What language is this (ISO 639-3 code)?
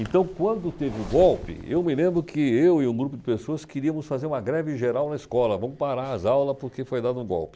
por